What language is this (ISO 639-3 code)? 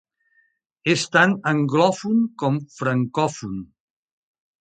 cat